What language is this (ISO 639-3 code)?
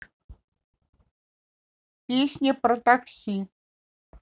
rus